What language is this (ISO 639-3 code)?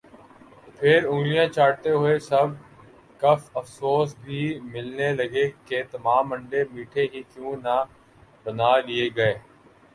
urd